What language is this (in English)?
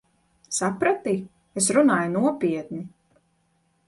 Latvian